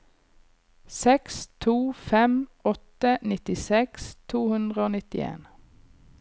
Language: Norwegian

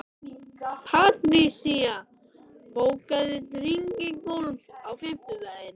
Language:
Icelandic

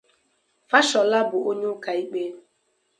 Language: Igbo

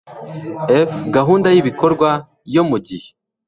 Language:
Kinyarwanda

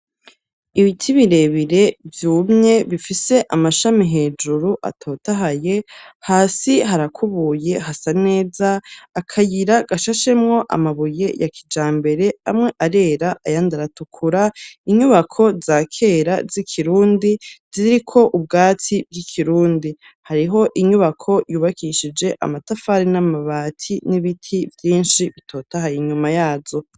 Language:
Rundi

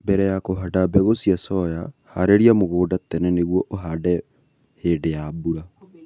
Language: Kikuyu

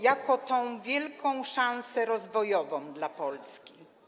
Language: Polish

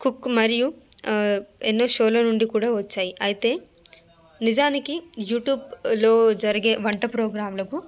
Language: Telugu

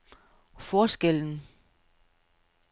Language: Danish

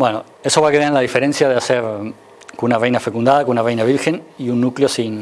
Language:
Spanish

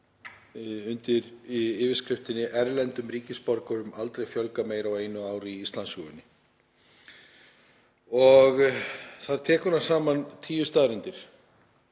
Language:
Icelandic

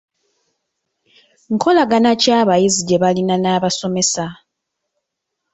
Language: Ganda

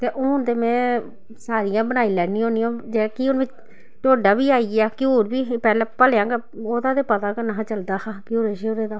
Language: Dogri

